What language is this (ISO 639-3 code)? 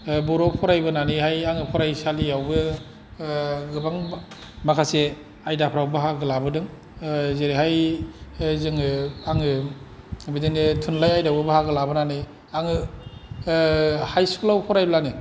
brx